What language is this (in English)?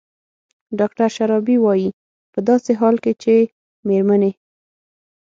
Pashto